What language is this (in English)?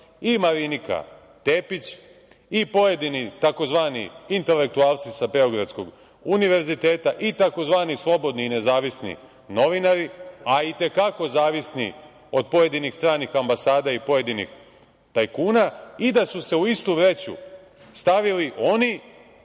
Serbian